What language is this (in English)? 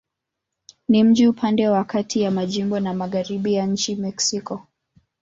Swahili